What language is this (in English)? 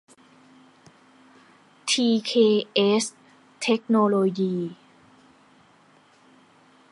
Thai